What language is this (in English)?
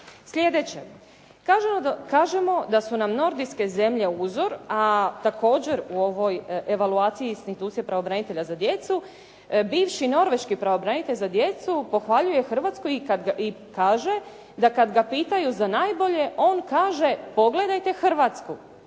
Croatian